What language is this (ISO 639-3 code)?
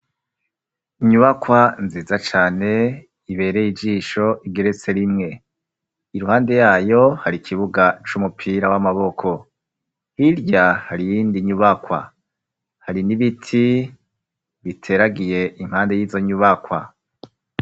run